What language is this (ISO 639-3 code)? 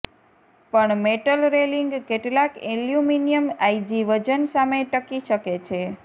guj